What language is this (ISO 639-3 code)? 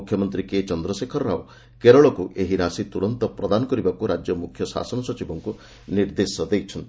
ori